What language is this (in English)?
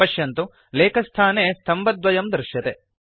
Sanskrit